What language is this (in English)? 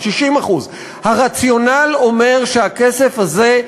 Hebrew